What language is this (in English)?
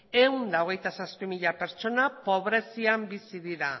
Basque